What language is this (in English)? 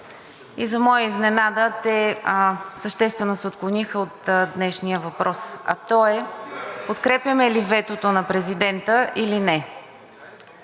Bulgarian